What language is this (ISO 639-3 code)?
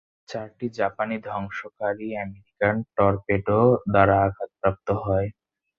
ben